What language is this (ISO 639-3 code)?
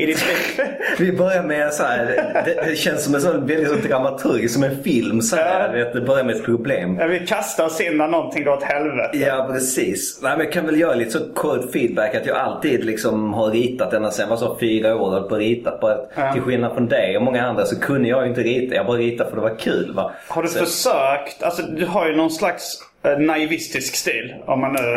swe